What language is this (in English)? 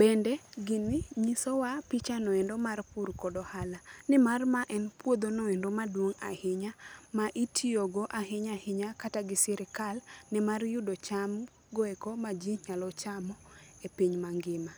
Luo (Kenya and Tanzania)